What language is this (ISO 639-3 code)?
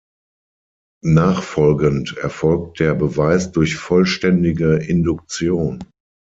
deu